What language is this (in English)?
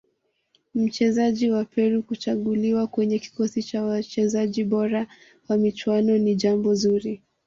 Swahili